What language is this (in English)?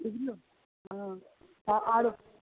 Maithili